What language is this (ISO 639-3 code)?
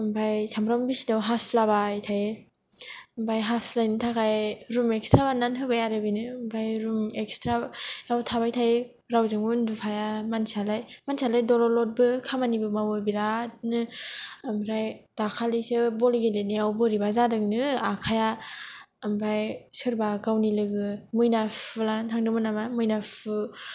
brx